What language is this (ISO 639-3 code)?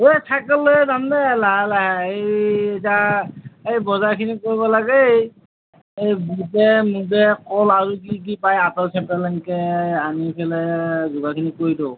asm